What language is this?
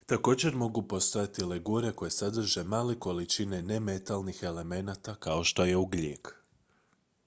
Croatian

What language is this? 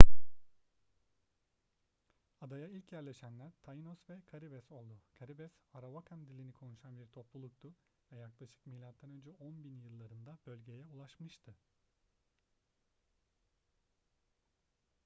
Turkish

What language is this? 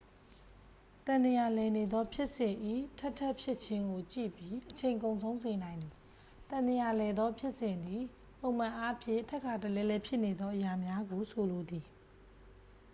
Burmese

